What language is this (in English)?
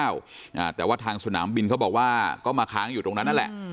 Thai